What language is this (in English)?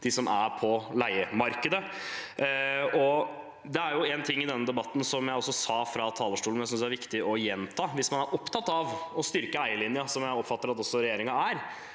Norwegian